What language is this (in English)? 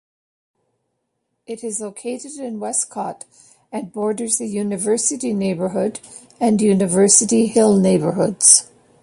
English